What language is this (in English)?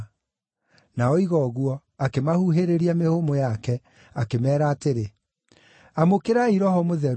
Kikuyu